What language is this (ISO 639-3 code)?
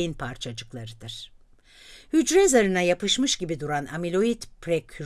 tur